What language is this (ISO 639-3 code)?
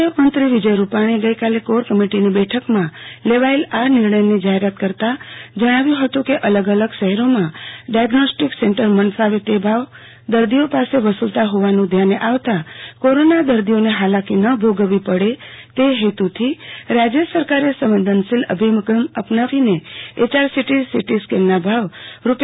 guj